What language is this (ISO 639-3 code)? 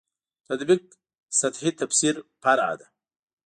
pus